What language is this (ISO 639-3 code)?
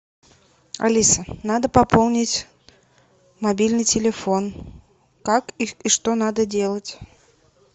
rus